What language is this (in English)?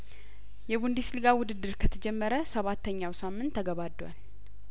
Amharic